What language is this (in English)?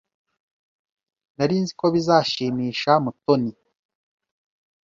Kinyarwanda